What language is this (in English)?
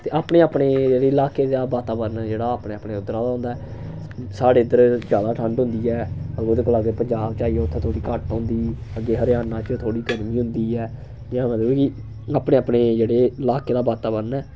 Dogri